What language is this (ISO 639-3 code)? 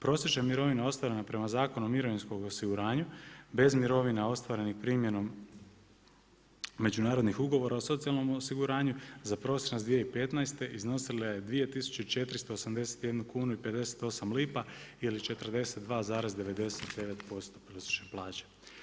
hrv